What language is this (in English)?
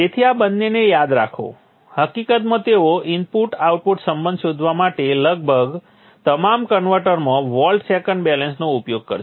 Gujarati